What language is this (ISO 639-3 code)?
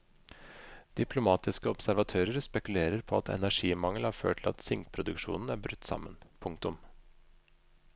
nor